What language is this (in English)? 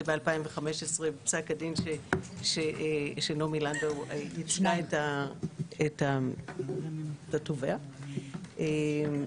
Hebrew